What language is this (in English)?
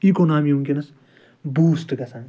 Kashmiri